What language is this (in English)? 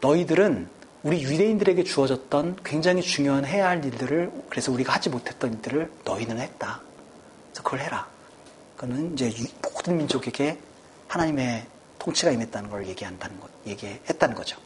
Korean